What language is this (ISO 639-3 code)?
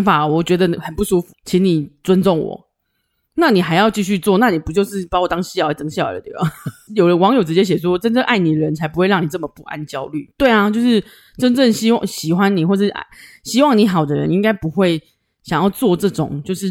zho